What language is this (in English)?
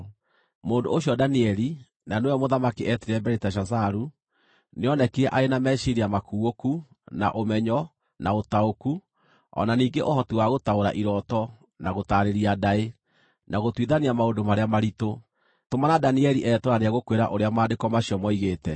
Kikuyu